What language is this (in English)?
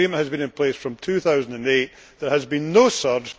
English